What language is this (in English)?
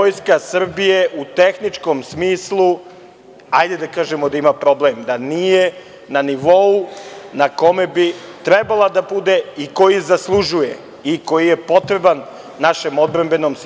Serbian